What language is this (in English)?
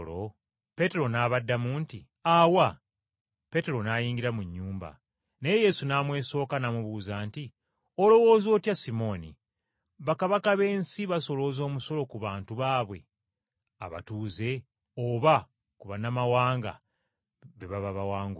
Ganda